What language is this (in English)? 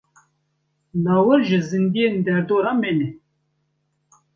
Kurdish